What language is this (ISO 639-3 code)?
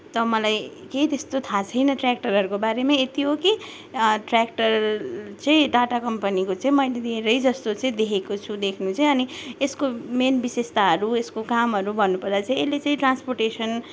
nep